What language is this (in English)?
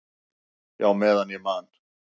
Icelandic